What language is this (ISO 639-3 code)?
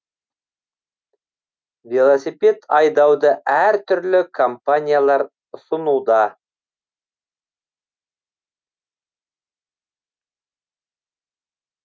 kaz